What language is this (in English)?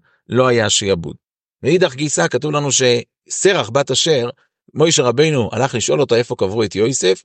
Hebrew